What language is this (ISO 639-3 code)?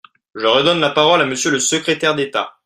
fra